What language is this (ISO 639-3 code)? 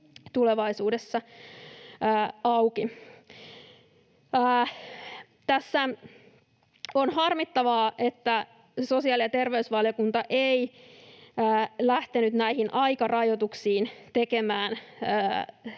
fin